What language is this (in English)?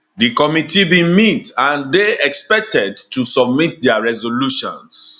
Nigerian Pidgin